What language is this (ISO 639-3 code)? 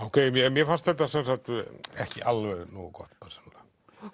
isl